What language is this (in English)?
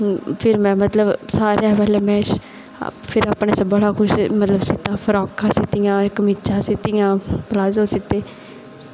Dogri